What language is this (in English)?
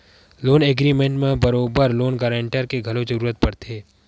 Chhattisgarhi